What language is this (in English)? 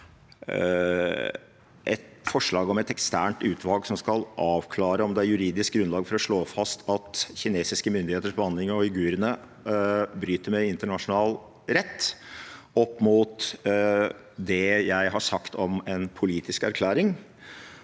Norwegian